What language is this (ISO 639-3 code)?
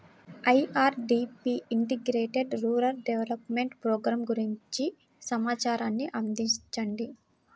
tel